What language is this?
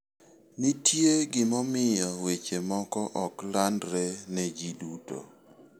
Luo (Kenya and Tanzania)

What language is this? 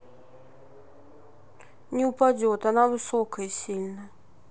Russian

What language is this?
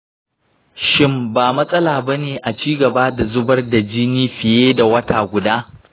Hausa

